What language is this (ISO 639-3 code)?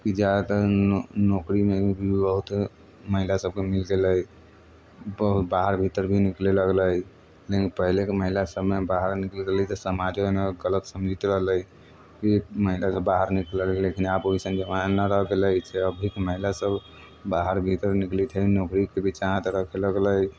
mai